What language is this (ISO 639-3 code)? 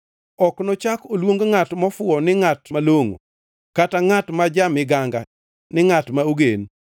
luo